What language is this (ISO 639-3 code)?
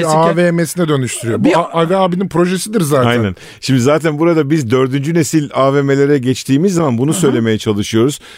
tur